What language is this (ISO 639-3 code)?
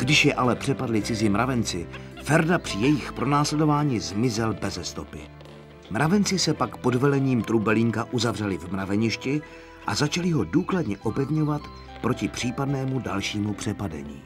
ces